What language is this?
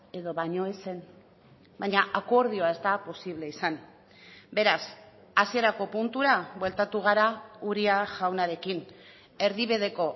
Basque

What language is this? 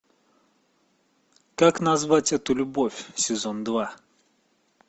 Russian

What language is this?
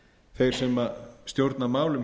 Icelandic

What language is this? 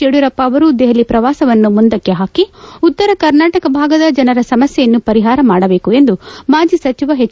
Kannada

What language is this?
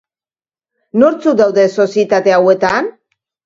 Basque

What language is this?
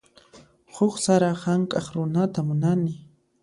Puno Quechua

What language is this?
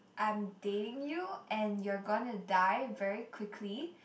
English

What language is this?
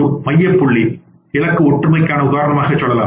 Tamil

